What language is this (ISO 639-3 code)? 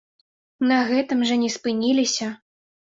bel